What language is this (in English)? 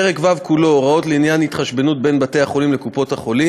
Hebrew